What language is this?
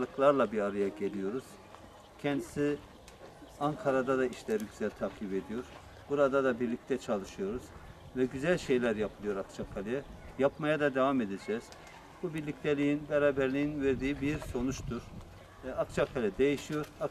Turkish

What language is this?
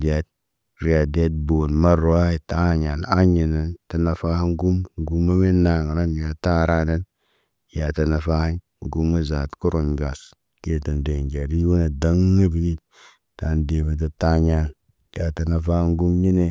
Naba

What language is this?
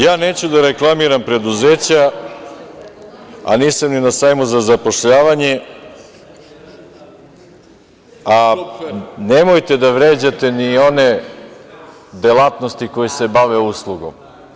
Serbian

